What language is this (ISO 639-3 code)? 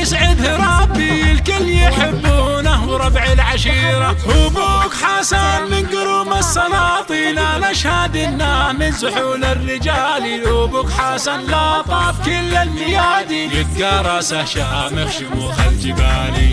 ara